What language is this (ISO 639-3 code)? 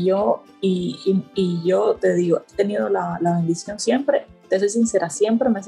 spa